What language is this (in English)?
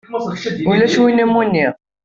Kabyle